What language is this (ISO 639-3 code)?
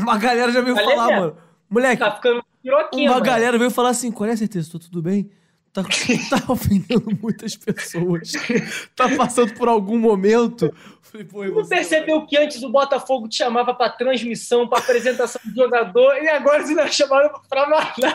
por